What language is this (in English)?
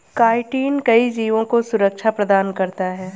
Hindi